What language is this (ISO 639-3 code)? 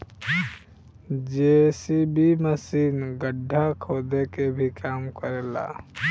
bho